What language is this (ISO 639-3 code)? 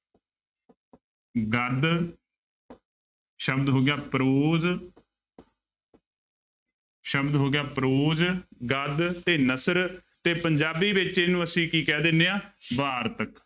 pan